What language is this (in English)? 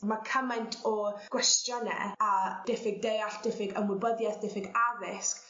Welsh